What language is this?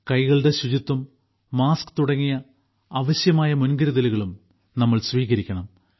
Malayalam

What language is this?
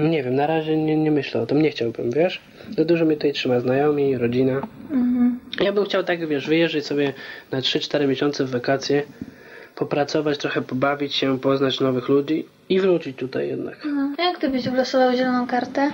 Polish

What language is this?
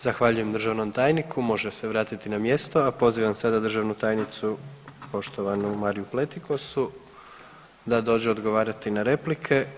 Croatian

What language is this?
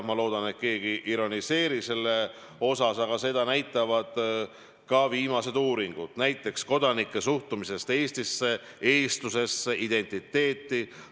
Estonian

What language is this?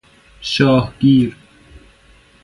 Persian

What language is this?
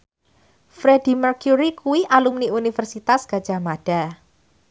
Javanese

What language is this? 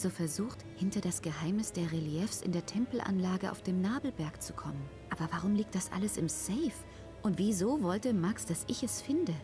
German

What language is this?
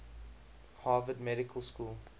English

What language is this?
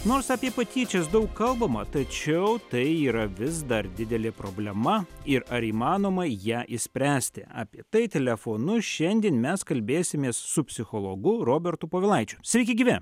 Lithuanian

